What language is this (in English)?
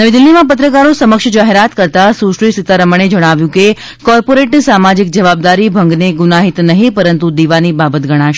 Gujarati